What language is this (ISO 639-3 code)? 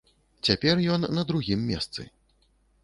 bel